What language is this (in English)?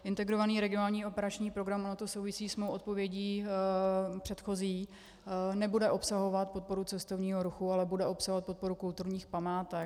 Czech